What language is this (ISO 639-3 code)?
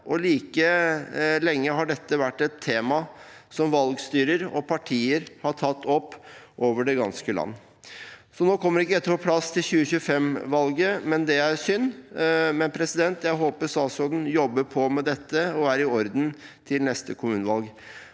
nor